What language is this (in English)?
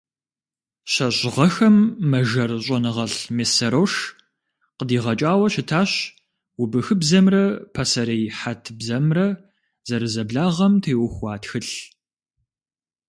Kabardian